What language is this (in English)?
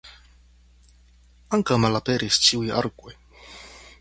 Esperanto